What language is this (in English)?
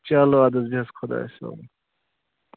Kashmiri